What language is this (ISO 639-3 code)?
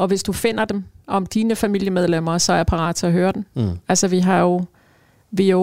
dan